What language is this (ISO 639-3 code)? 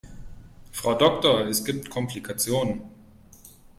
deu